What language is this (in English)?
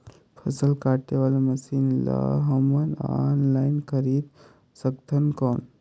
Chhattisgarhi